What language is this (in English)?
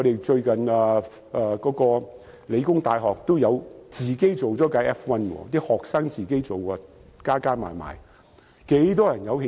Cantonese